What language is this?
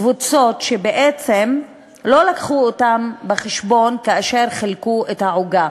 Hebrew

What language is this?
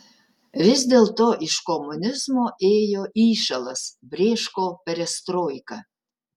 Lithuanian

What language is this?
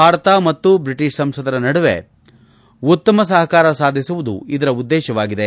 Kannada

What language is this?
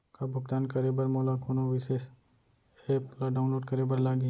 Chhattisgarhi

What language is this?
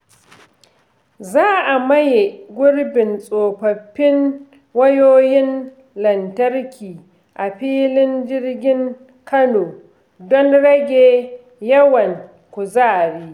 Hausa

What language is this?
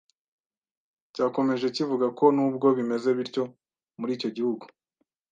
Kinyarwanda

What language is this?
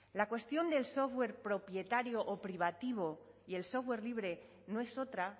Spanish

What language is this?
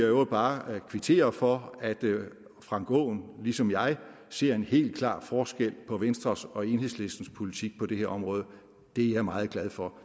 Danish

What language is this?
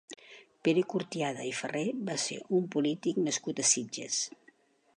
Catalan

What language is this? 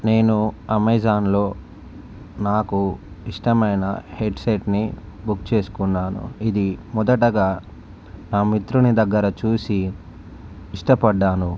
Telugu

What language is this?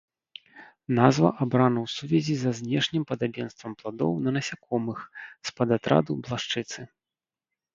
Belarusian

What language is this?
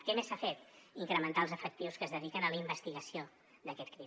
Catalan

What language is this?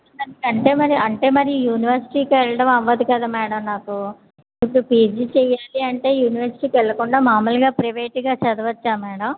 Telugu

